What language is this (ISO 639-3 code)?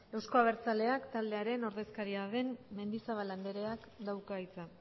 eus